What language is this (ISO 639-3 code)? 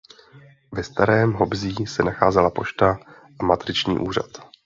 ces